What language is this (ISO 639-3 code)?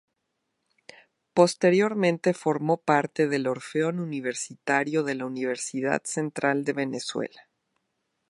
spa